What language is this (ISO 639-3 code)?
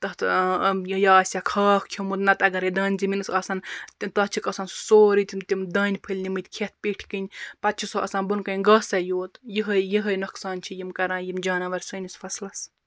kas